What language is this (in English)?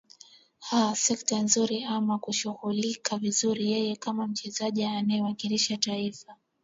Swahili